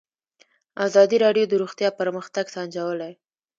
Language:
Pashto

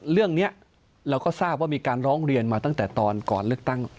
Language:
Thai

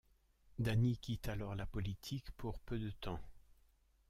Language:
French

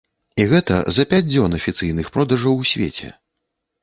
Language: Belarusian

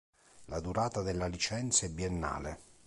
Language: Italian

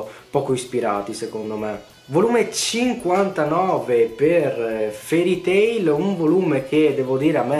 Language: Italian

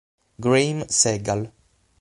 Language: Italian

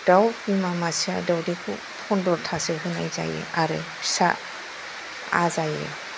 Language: Bodo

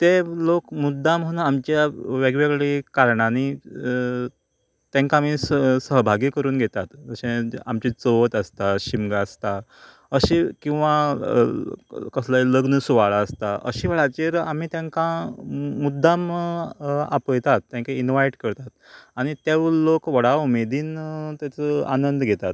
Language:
Konkani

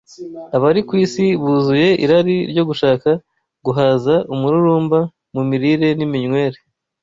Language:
Kinyarwanda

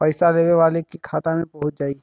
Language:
Bhojpuri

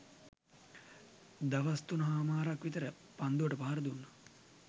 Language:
Sinhala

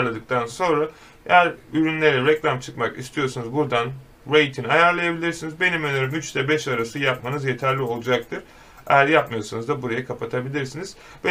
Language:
Turkish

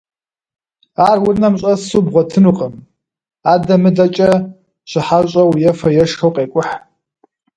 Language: Kabardian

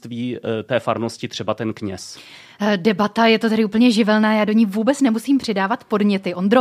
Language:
Czech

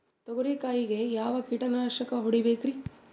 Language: Kannada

